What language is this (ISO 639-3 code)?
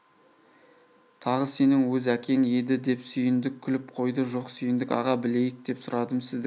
kaz